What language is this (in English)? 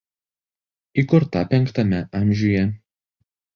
Lithuanian